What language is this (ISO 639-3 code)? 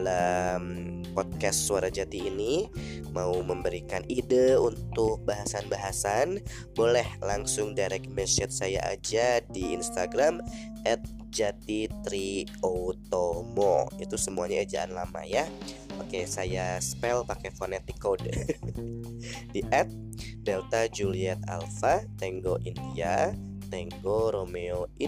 ind